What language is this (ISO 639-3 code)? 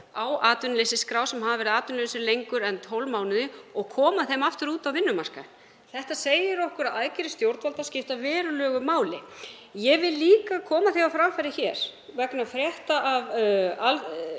isl